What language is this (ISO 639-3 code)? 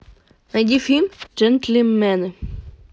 rus